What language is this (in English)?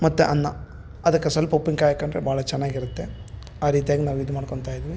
Kannada